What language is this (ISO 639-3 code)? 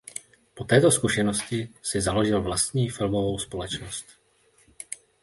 ces